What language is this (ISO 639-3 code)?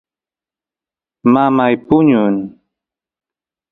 qus